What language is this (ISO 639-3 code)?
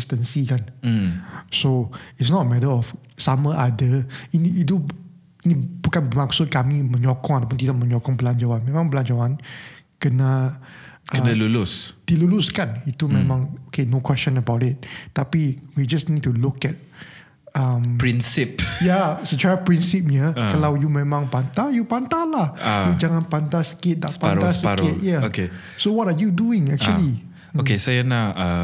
msa